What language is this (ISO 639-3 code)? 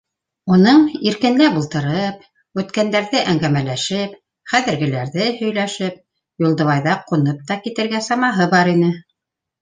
bak